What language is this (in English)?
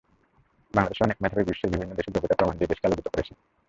Bangla